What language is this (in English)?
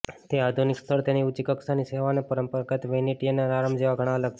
Gujarati